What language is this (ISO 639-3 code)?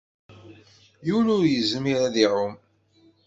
kab